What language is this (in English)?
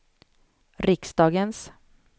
Swedish